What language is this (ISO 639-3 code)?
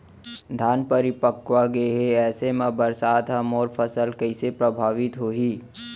hne